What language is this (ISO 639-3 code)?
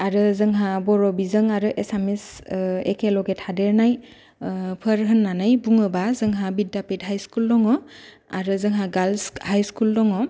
brx